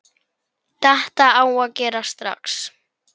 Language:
Icelandic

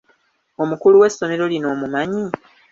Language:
Ganda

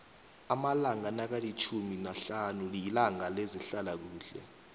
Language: South Ndebele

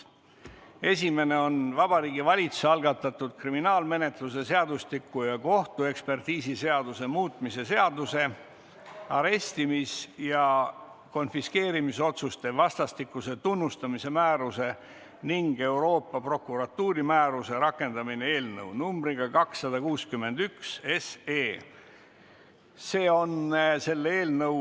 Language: Estonian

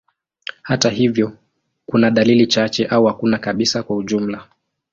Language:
Swahili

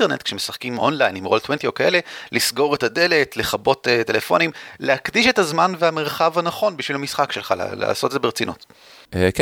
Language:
Hebrew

